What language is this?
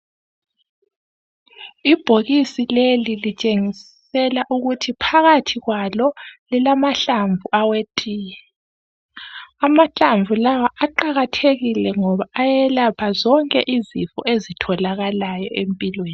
North Ndebele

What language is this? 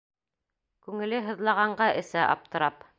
Bashkir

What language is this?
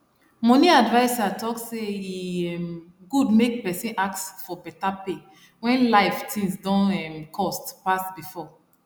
Nigerian Pidgin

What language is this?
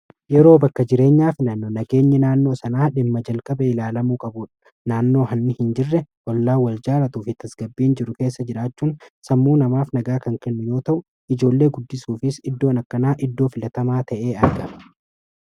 Oromo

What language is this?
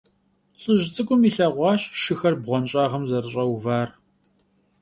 Kabardian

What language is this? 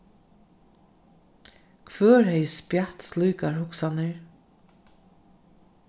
Faroese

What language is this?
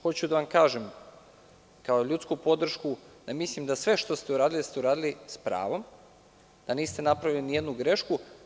Serbian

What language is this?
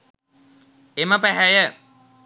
Sinhala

